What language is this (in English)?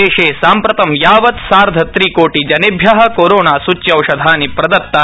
Sanskrit